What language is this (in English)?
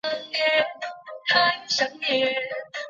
Chinese